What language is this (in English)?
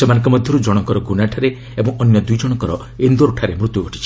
Odia